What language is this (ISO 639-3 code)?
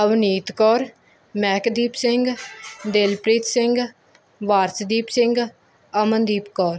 pan